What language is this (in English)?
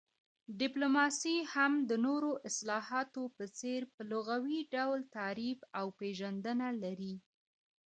Pashto